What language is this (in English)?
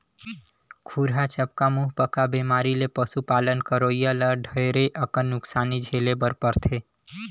Chhattisgarhi